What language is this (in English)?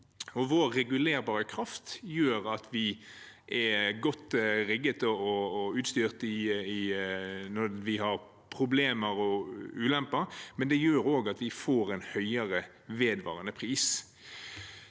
Norwegian